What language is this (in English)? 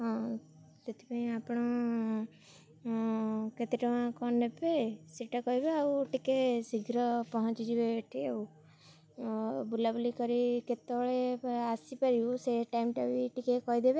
Odia